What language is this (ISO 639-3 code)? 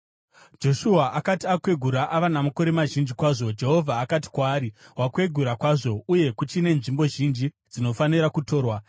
sna